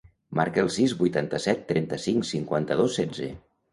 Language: Catalan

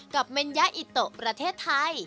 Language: Thai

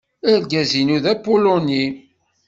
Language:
Kabyle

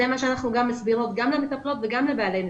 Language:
Hebrew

